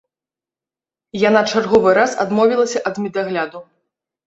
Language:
Belarusian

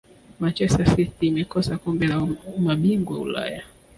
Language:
Swahili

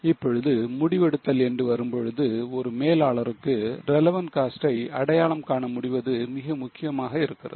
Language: Tamil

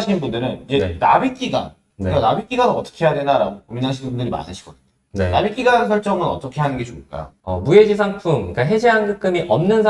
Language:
Korean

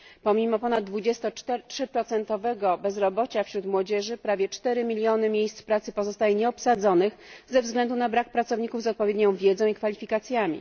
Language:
Polish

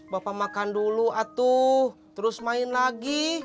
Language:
Indonesian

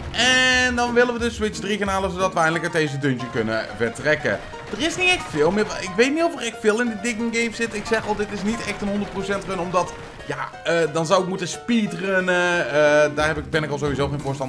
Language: Dutch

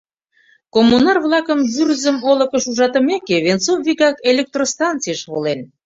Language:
Mari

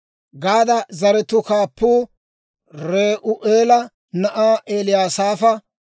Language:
Dawro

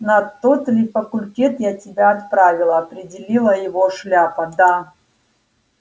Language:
Russian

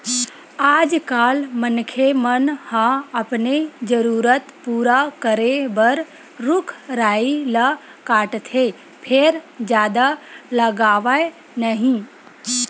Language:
Chhattisgarhi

